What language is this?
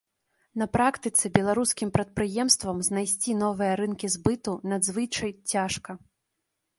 Belarusian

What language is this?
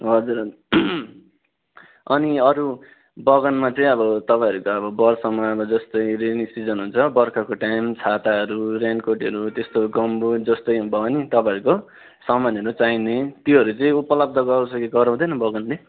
Nepali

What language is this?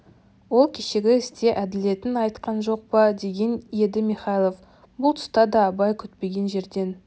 Kazakh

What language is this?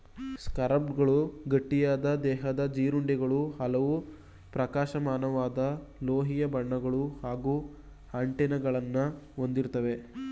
Kannada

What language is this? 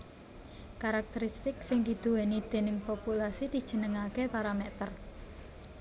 Javanese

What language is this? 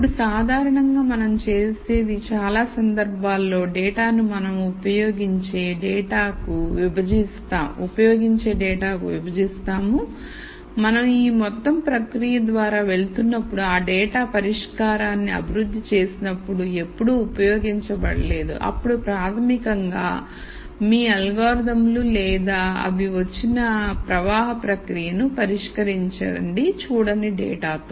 Telugu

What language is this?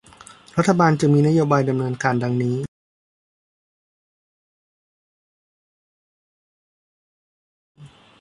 Thai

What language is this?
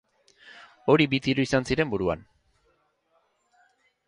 Basque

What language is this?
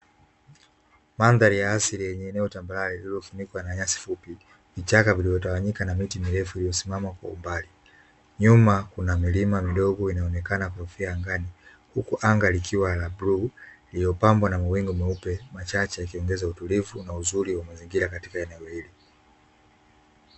Swahili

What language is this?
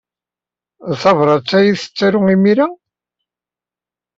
Kabyle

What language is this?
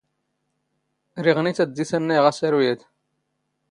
Standard Moroccan Tamazight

